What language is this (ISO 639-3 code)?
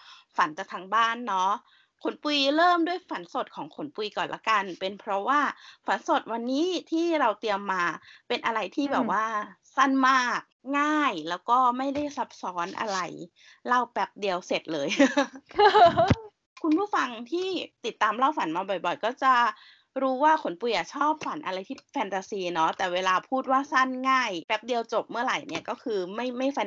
tha